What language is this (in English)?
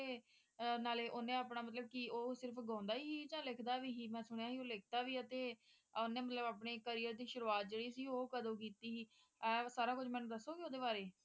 Punjabi